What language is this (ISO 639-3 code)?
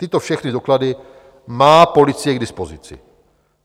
ces